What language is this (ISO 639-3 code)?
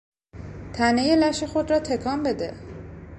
fas